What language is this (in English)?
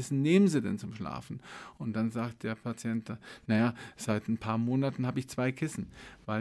German